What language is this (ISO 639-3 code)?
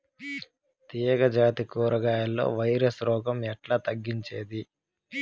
tel